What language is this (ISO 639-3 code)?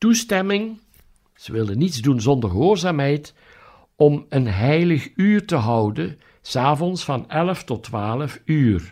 nld